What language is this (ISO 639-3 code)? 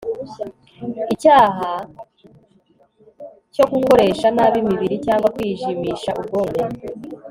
kin